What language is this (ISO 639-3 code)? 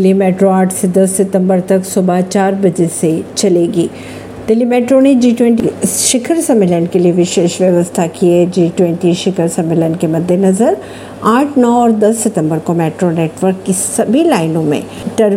hin